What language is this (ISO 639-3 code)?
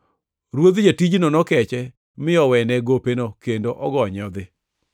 luo